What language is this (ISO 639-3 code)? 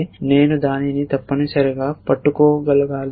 tel